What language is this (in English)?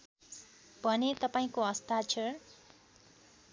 Nepali